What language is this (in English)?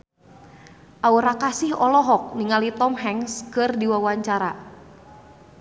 Sundanese